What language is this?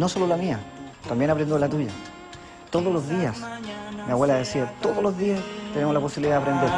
Spanish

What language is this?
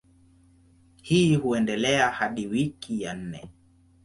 Swahili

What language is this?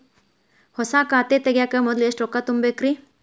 Kannada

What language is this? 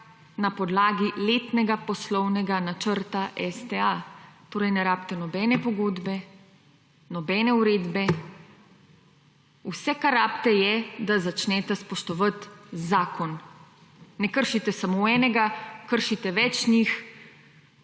Slovenian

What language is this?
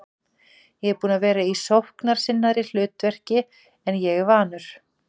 Icelandic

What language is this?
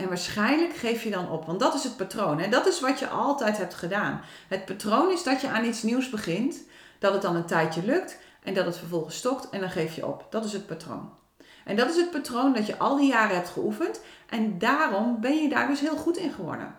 Dutch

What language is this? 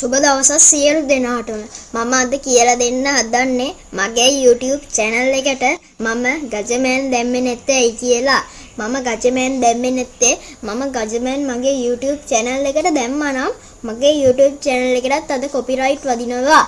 Sinhala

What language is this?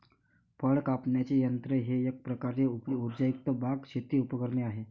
Marathi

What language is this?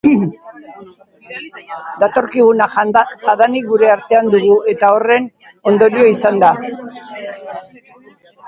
Basque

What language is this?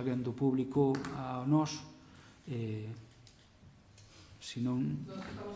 Galician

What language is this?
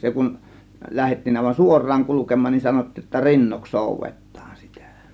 Finnish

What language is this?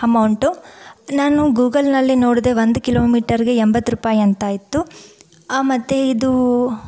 Kannada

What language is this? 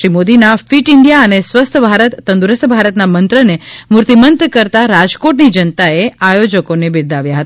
Gujarati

